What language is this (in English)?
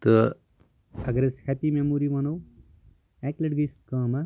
Kashmiri